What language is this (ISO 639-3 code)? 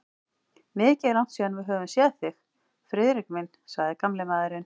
isl